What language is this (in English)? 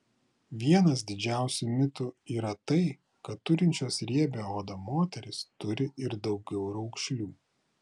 Lithuanian